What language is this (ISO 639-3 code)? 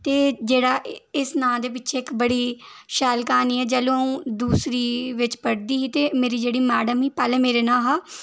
doi